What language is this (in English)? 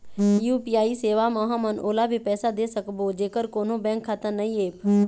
Chhattisgarhi